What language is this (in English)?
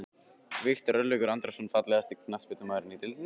Icelandic